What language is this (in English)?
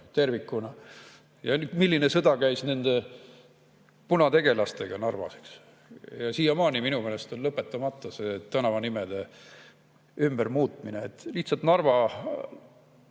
Estonian